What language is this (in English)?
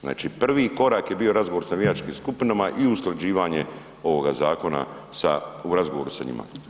Croatian